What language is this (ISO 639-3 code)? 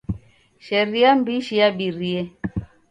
dav